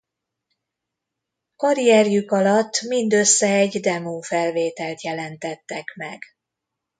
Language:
Hungarian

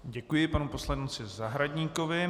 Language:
Czech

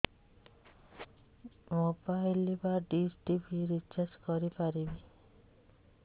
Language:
Odia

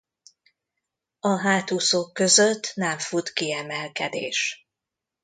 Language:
Hungarian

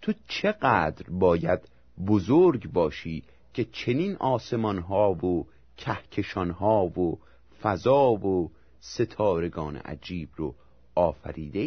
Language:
Persian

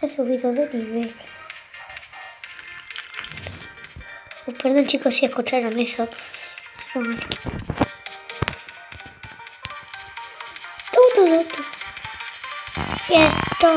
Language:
Spanish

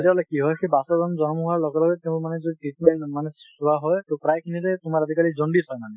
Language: Assamese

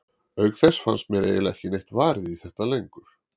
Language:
Icelandic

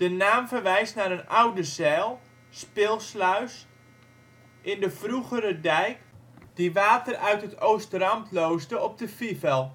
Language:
Dutch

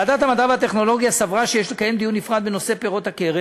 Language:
Hebrew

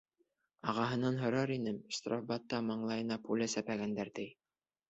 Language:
Bashkir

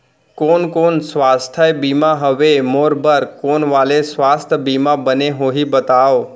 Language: Chhattisgarhi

